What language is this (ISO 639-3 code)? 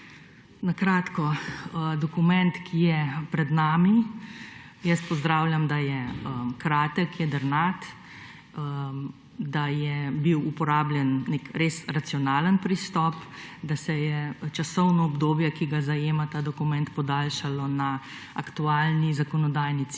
slv